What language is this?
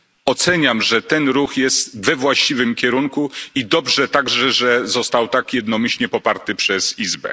Polish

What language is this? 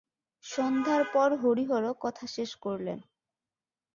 Bangla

